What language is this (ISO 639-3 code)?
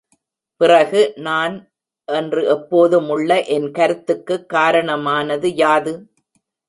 tam